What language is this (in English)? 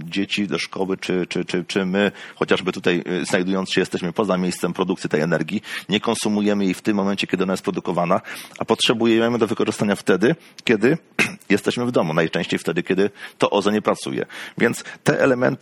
Polish